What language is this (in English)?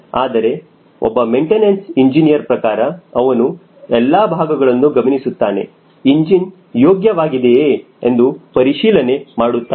Kannada